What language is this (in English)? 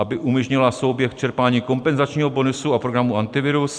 Czech